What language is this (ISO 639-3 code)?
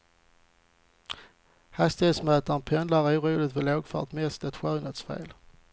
swe